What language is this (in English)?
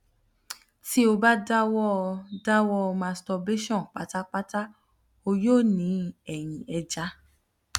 Yoruba